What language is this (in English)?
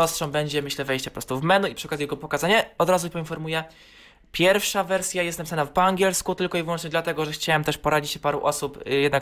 Polish